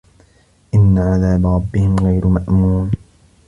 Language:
Arabic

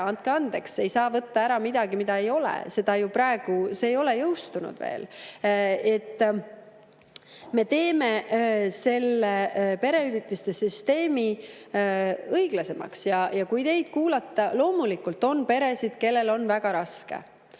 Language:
Estonian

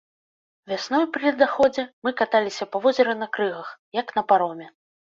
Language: Belarusian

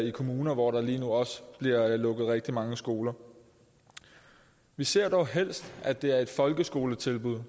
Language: Danish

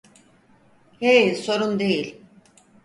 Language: Turkish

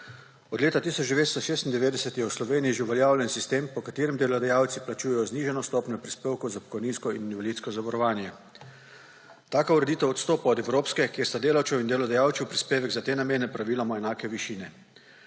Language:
Slovenian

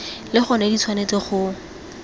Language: Tswana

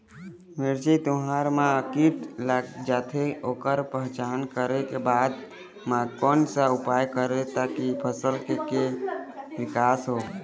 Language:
Chhattisgarhi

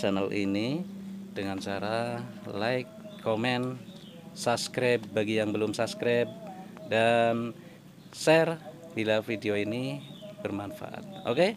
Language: Indonesian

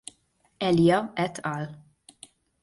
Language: Hungarian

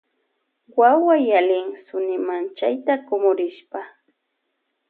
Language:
Loja Highland Quichua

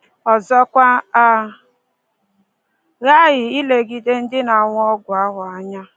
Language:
Igbo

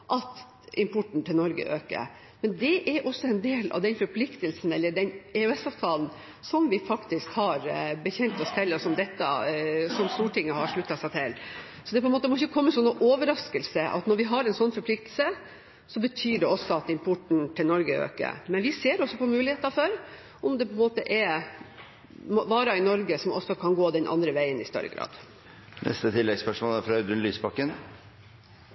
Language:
Norwegian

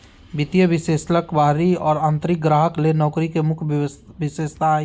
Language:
Magahi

